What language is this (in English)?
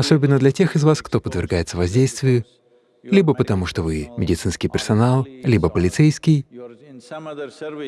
Russian